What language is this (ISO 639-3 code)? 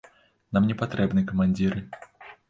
bel